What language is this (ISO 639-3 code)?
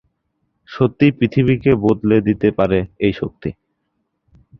ben